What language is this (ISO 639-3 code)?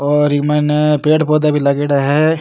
raj